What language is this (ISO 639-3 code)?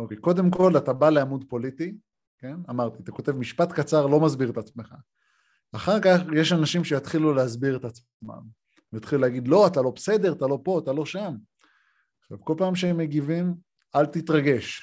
heb